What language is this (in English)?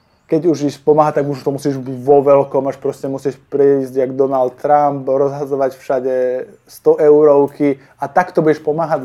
Slovak